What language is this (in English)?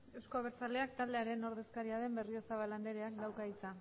Basque